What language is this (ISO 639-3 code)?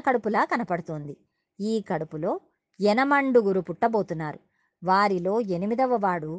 tel